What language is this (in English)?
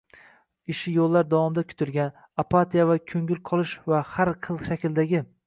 Uzbek